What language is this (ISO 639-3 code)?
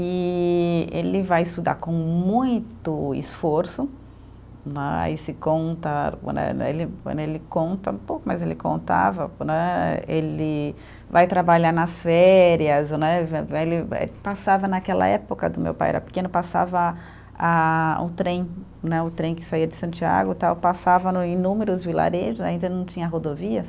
por